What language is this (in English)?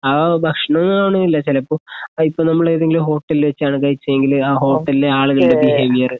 Malayalam